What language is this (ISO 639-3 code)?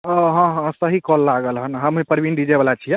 mai